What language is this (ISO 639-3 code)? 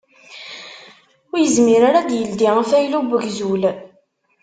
kab